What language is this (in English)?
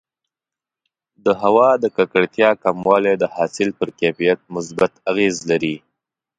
Pashto